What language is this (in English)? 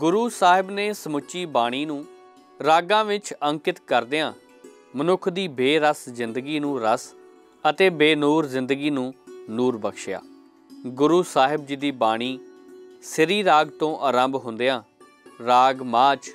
Hindi